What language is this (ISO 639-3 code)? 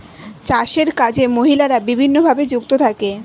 ben